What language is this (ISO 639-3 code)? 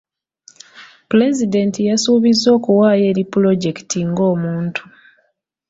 lug